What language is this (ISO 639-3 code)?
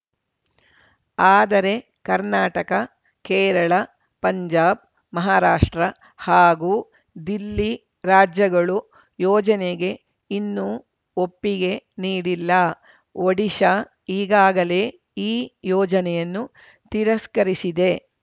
kan